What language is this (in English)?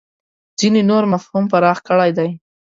Pashto